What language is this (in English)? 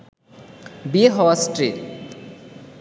Bangla